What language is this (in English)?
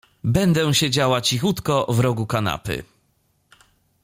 Polish